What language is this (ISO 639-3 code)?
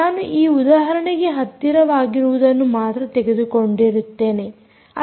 kan